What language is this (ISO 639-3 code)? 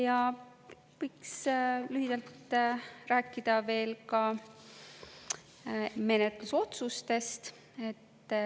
est